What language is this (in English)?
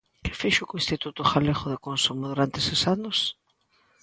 Galician